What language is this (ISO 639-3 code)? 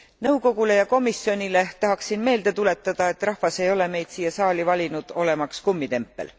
est